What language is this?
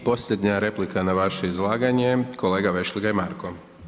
Croatian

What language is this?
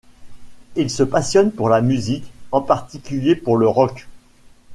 French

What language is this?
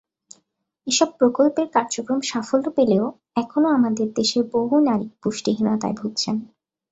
Bangla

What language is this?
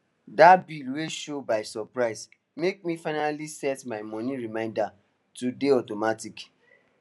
Nigerian Pidgin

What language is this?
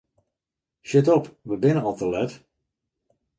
Western Frisian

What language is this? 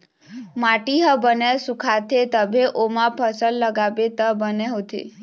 Chhattisgarhi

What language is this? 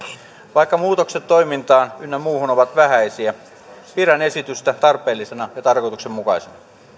Finnish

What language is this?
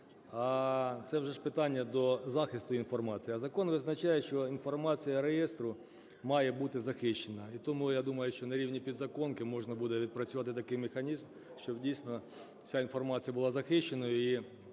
Ukrainian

